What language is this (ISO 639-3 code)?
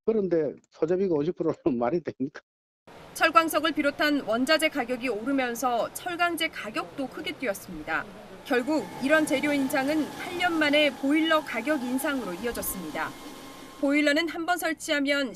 kor